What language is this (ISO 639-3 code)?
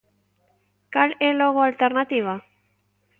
glg